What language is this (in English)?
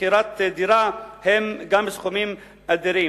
Hebrew